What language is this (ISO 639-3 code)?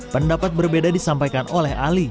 ind